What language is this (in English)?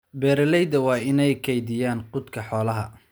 Somali